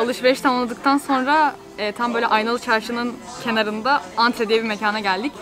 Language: Turkish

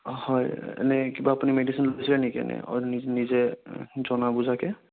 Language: Assamese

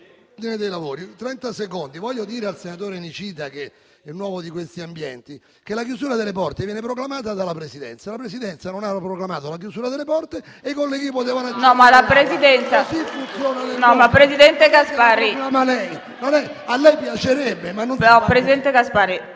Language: Italian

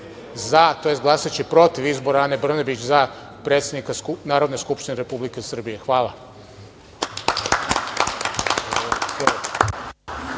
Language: Serbian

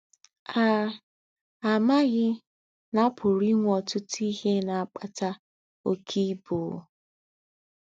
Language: Igbo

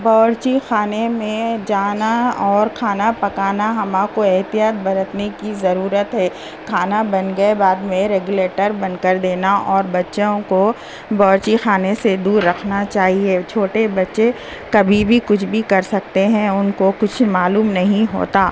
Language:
Urdu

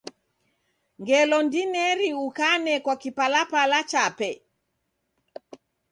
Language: Taita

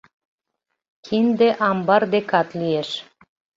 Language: Mari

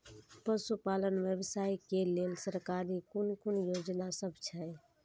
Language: Maithili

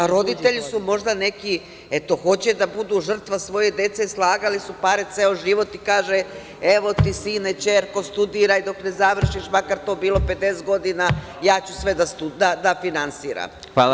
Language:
Serbian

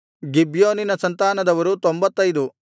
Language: Kannada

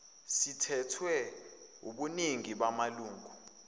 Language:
Zulu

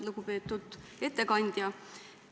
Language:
Estonian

